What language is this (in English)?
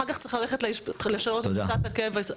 Hebrew